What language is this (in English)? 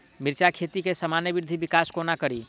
Maithili